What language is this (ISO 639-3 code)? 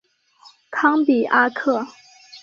zho